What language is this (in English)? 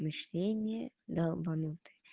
Russian